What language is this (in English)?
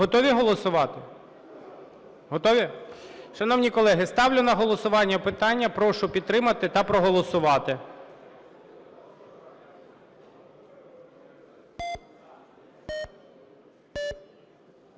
Ukrainian